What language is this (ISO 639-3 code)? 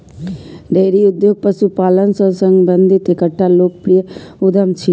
mai